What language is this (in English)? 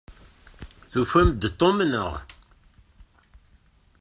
Kabyle